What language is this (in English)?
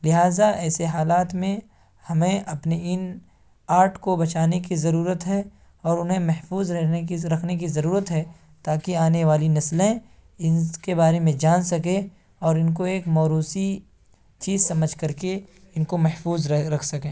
Urdu